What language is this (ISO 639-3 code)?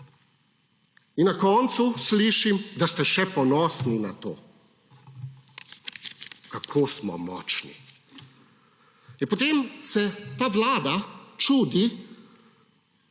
slv